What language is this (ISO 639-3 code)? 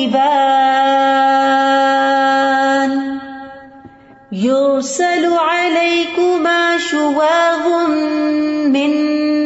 urd